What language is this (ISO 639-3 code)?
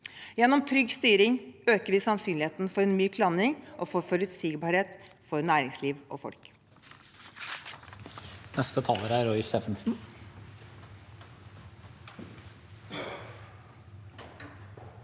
nor